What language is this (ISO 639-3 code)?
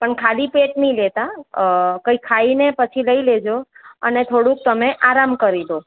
guj